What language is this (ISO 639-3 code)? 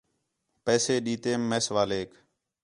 xhe